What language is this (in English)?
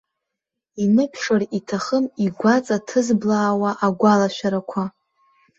Abkhazian